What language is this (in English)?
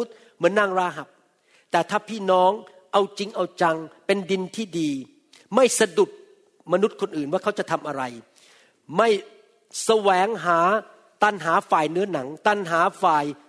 Thai